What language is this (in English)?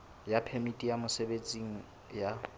Southern Sotho